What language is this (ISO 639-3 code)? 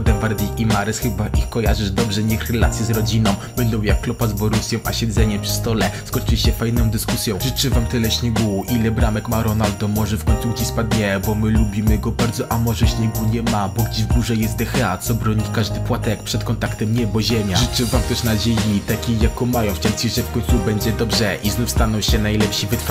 pol